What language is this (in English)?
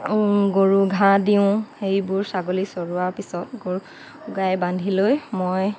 Assamese